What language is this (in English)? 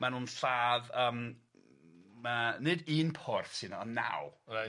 Welsh